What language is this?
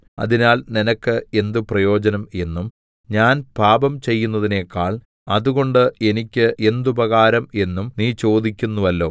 Malayalam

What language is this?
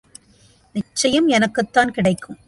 Tamil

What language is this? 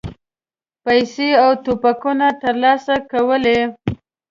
Pashto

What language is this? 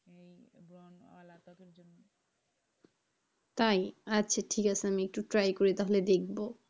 Bangla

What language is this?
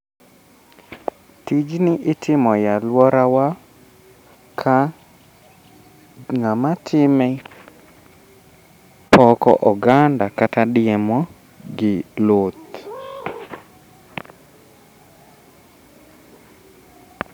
Luo (Kenya and Tanzania)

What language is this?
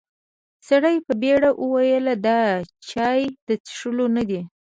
Pashto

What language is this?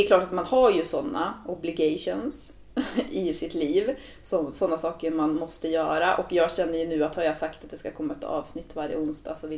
Swedish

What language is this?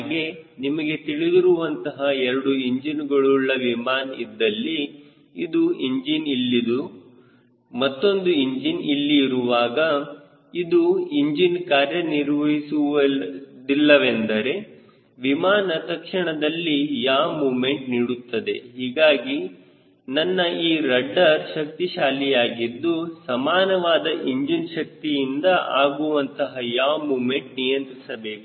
Kannada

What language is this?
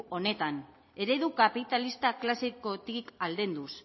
Basque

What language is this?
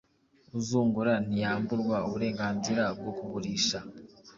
Kinyarwanda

